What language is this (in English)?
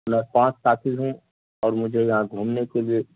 Urdu